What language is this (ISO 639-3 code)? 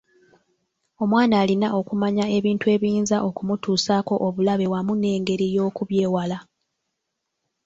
lug